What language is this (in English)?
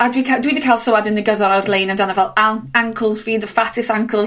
Welsh